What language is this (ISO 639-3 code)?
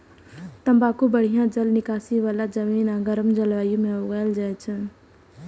mai